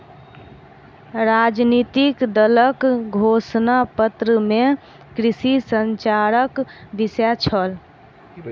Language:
Maithili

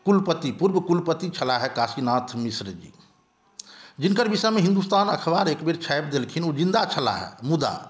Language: Maithili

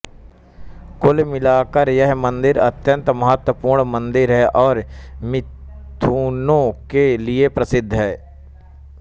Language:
Hindi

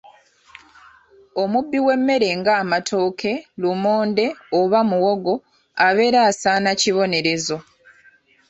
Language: Ganda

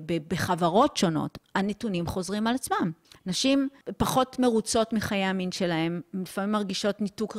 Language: Hebrew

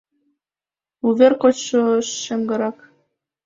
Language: Mari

